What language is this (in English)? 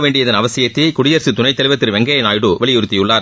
Tamil